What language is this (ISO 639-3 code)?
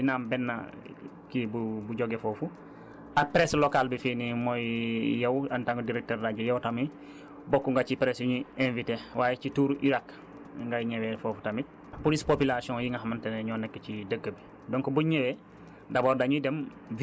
wol